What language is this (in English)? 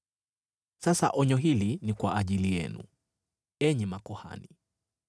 Swahili